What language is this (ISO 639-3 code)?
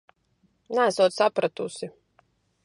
lav